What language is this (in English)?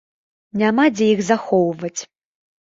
Belarusian